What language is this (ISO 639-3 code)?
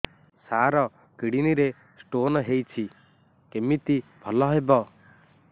ori